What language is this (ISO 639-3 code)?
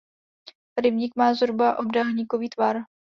ces